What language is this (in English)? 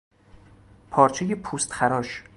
Persian